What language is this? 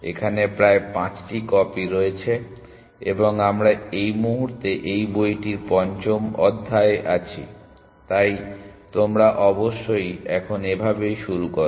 Bangla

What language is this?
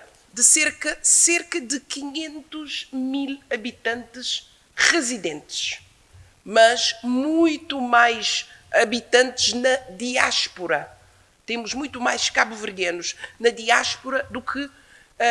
Portuguese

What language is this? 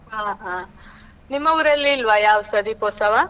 Kannada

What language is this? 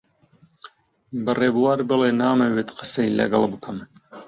Central Kurdish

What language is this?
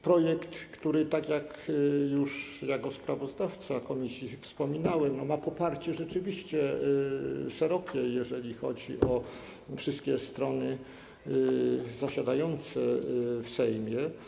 Polish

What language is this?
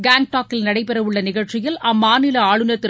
Tamil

